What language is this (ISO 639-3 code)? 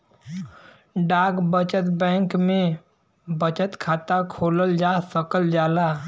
bho